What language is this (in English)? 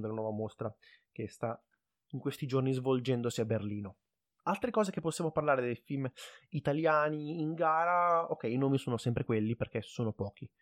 Italian